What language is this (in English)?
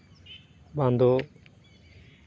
Santali